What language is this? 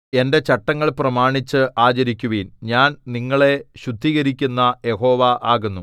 Malayalam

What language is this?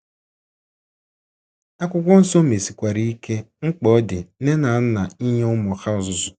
Igbo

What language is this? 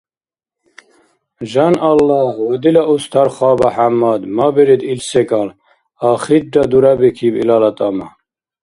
Dargwa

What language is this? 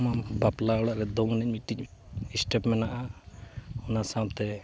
Santali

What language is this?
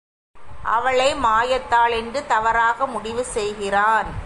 Tamil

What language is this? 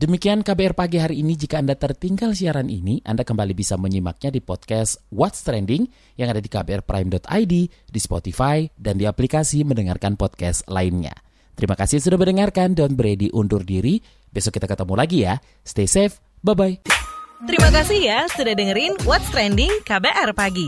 Indonesian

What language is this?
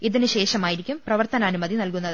Malayalam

